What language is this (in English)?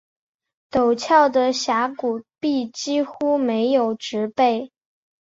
Chinese